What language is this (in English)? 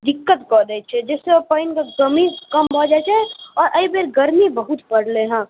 Maithili